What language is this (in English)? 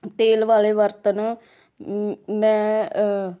Punjabi